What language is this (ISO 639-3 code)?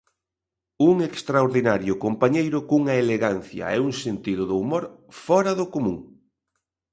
glg